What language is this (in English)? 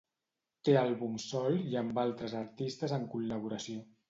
Catalan